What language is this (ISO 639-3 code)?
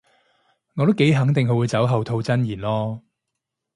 yue